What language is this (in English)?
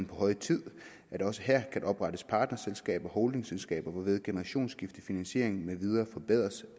Danish